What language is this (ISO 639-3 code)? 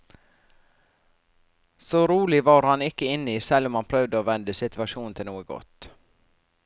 nor